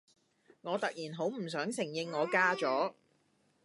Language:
Cantonese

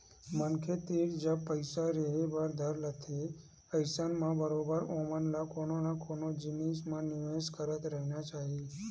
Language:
Chhattisgarhi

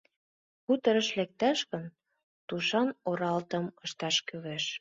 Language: Mari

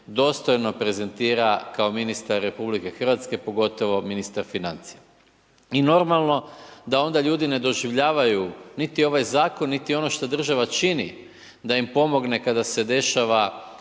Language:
Croatian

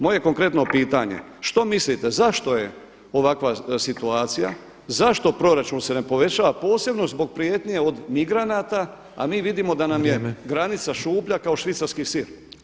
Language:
Croatian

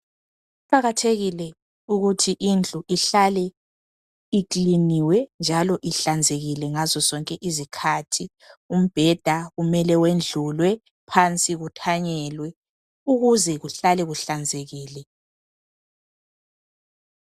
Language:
North Ndebele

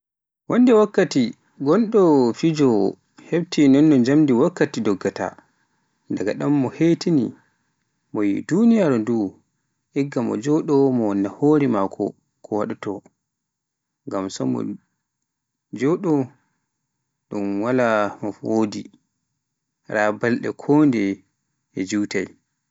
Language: Pular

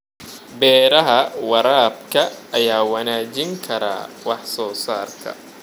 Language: Somali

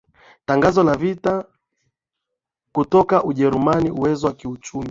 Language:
Swahili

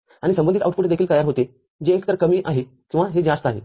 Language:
Marathi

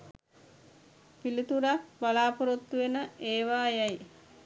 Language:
Sinhala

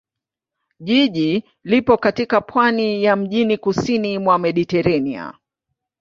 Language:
Swahili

